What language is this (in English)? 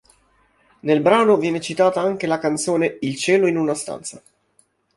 Italian